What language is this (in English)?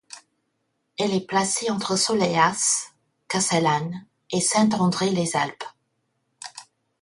French